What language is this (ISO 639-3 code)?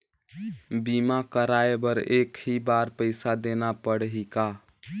hne